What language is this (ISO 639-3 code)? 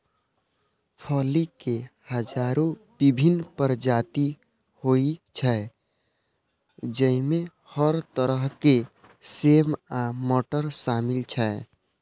mai